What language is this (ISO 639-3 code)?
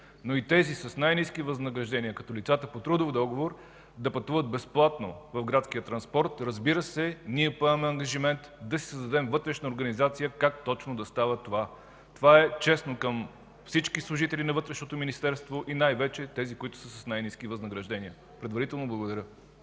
bul